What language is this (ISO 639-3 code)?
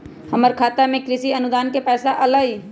mag